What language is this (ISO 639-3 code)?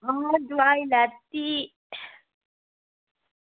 doi